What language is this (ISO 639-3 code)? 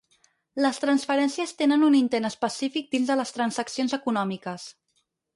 cat